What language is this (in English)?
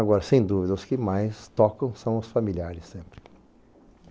Portuguese